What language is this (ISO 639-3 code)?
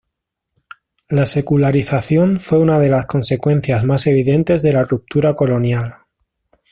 spa